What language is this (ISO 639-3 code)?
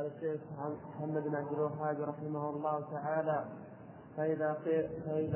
ara